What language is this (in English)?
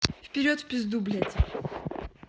Russian